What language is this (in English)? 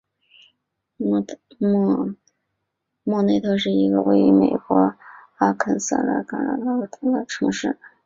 Chinese